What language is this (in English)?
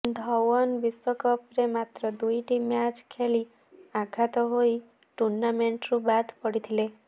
Odia